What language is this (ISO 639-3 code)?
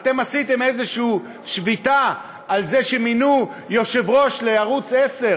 heb